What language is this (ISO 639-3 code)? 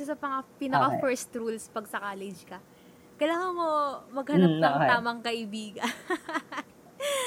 fil